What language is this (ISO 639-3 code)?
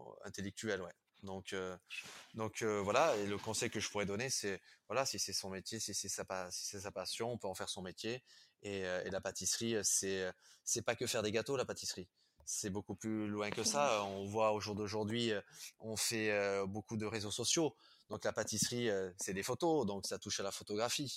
fra